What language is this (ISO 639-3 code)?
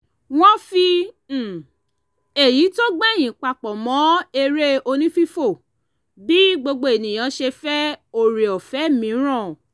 yor